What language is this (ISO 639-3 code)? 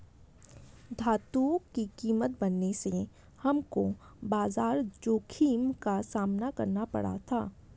hin